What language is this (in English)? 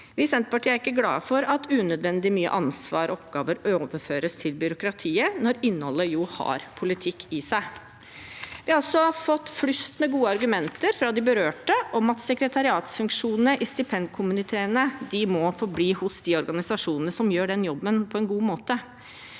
Norwegian